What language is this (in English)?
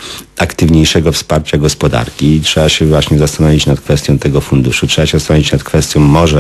Polish